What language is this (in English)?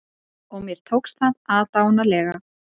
Icelandic